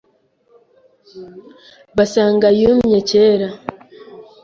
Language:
Kinyarwanda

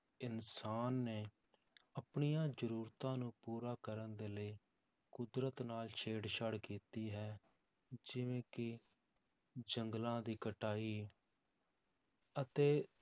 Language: Punjabi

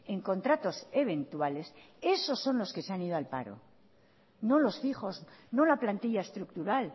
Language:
Spanish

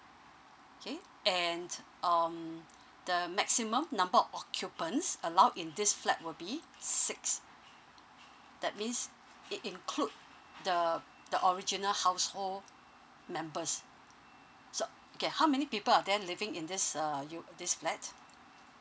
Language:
English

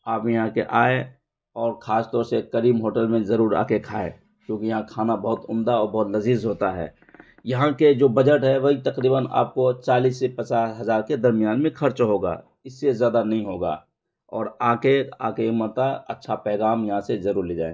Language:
Urdu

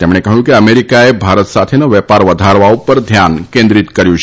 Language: Gujarati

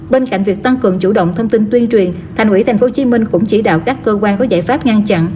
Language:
Vietnamese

